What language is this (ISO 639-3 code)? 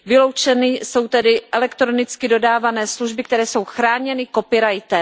ces